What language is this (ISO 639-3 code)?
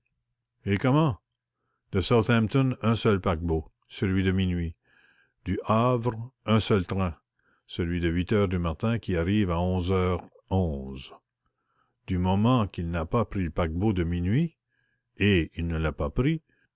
fra